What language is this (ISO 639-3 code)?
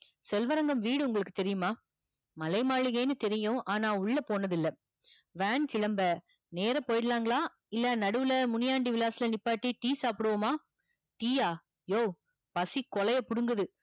tam